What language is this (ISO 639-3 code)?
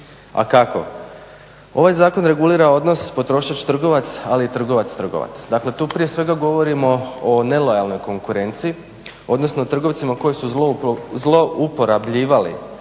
hrv